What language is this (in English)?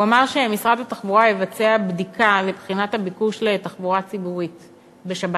Hebrew